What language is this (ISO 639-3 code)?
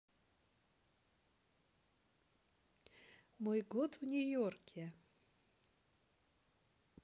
rus